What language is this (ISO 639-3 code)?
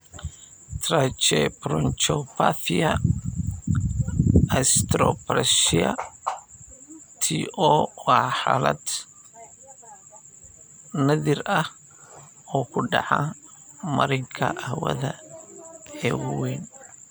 som